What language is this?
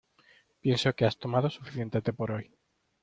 Spanish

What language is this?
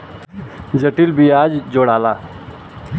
Bhojpuri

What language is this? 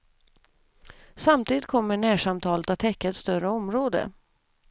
Swedish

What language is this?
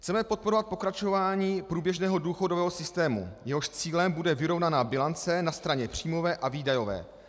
Czech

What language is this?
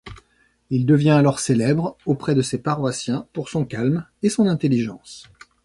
French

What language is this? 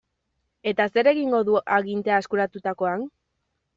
Basque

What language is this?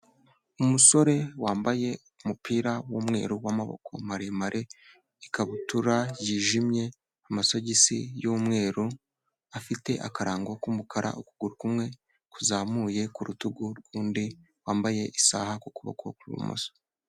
Kinyarwanda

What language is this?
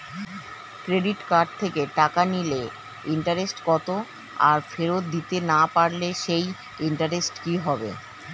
Bangla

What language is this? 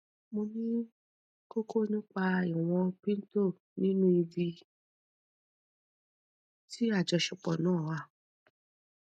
Yoruba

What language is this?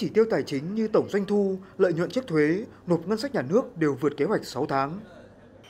Vietnamese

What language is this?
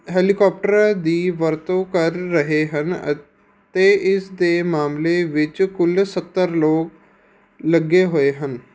Punjabi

